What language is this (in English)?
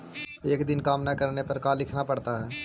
Magahi